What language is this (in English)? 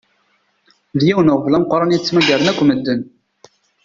Kabyle